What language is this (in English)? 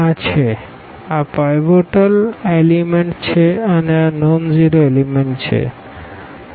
Gujarati